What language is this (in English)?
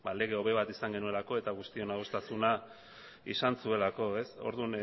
Basque